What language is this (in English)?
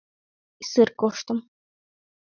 Mari